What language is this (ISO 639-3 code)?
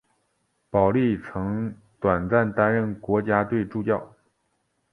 zho